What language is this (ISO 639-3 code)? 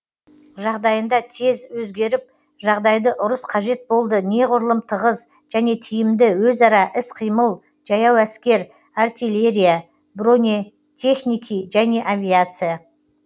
kaz